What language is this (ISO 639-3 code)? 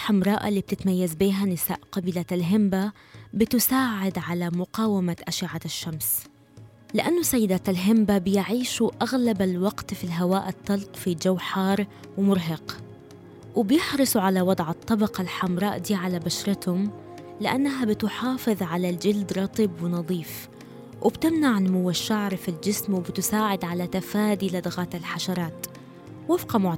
ara